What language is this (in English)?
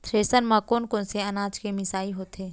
Chhattisgarhi